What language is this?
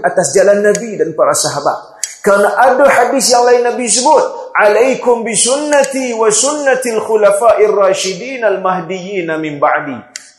Malay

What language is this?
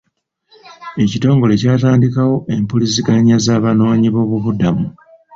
Ganda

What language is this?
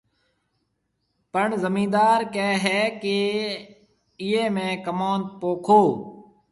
Marwari (Pakistan)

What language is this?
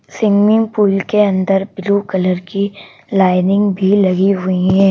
Hindi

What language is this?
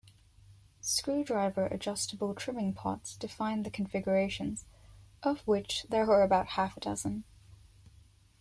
English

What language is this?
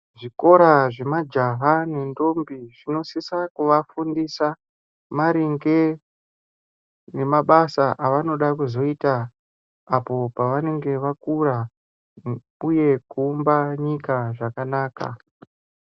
Ndau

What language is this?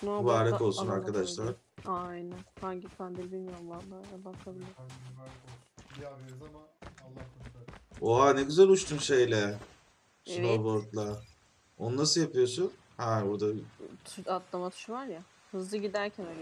Turkish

